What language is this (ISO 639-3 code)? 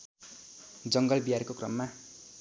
nep